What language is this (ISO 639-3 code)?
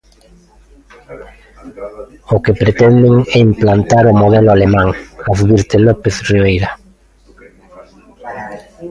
glg